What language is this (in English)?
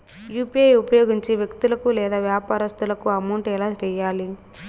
Telugu